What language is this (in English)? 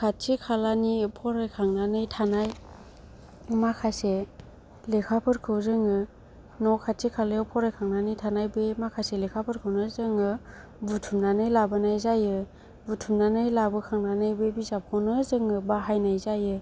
Bodo